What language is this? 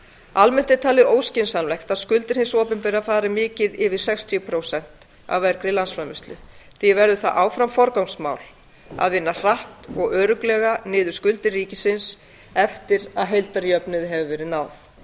Icelandic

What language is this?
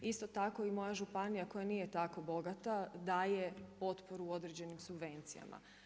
Croatian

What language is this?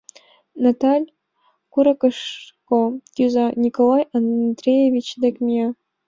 Mari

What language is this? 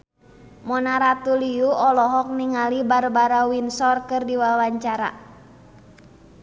Sundanese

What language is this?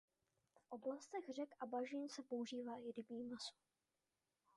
Czech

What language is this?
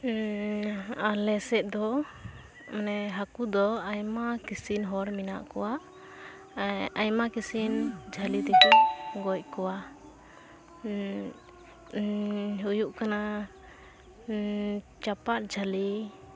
Santali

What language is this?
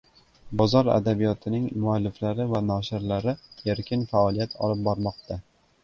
Uzbek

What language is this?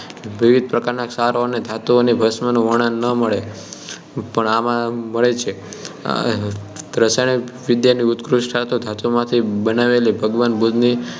Gujarati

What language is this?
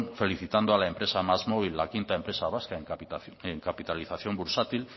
Spanish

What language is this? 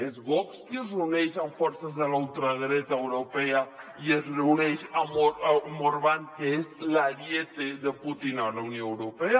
Catalan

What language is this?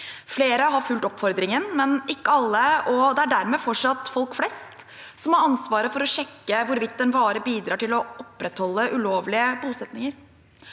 Norwegian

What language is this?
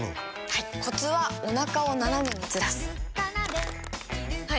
Japanese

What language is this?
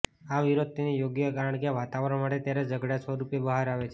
Gujarati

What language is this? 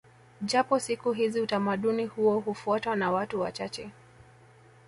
Swahili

